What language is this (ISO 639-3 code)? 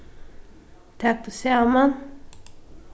fao